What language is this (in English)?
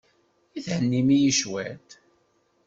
Kabyle